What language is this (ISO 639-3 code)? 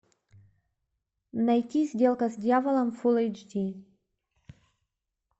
rus